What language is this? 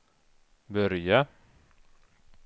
Swedish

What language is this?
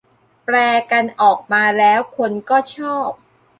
Thai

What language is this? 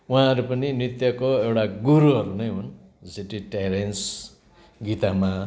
Nepali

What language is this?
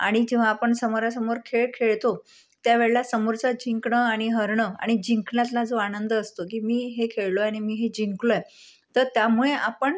Marathi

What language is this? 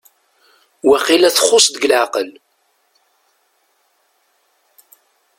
Kabyle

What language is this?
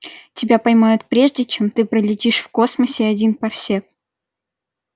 Russian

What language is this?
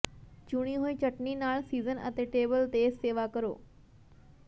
Punjabi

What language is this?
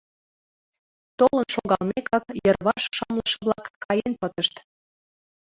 Mari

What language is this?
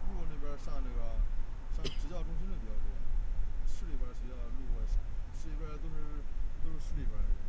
Chinese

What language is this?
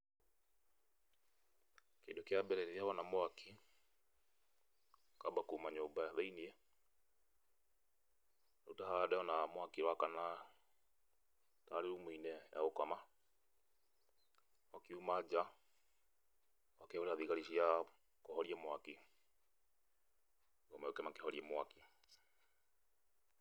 Kikuyu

